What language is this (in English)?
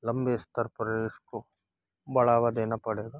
Hindi